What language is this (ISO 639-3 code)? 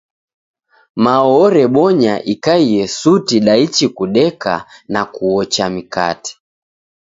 dav